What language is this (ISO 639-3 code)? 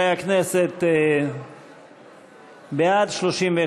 heb